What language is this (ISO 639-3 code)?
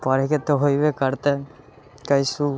mai